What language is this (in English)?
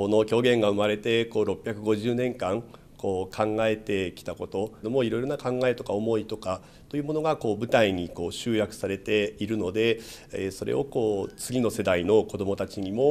Japanese